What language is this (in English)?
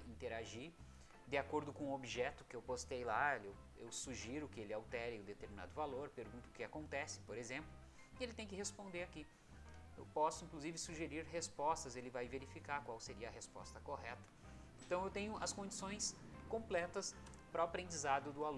Portuguese